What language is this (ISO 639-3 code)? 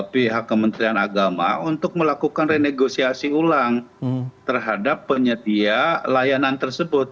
ind